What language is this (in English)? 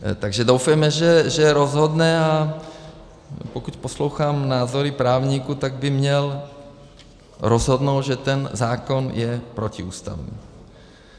Czech